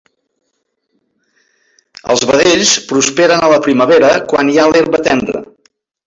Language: Catalan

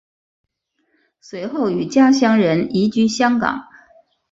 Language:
Chinese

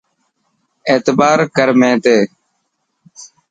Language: Dhatki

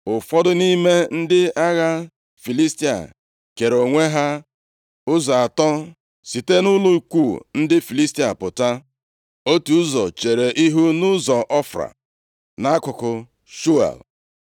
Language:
Igbo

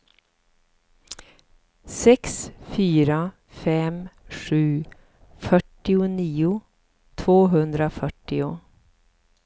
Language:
Swedish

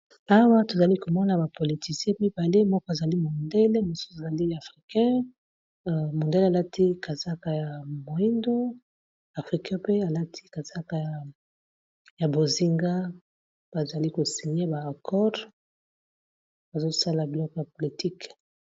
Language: Lingala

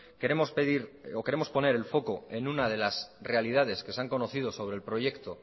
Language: Spanish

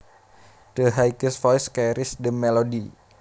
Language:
Javanese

